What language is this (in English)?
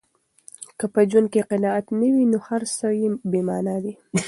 Pashto